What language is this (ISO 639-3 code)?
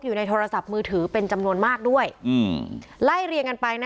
tha